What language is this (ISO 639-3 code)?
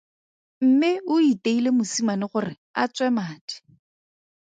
tsn